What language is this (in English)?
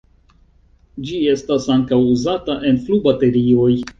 Esperanto